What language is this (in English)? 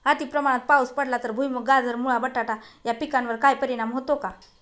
Marathi